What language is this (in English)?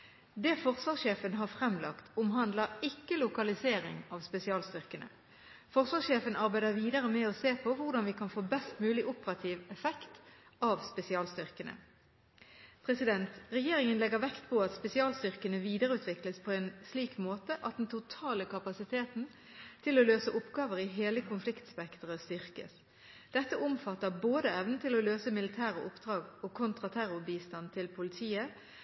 Norwegian Bokmål